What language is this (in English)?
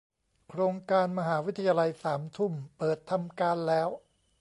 Thai